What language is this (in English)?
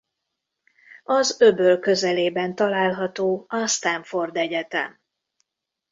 Hungarian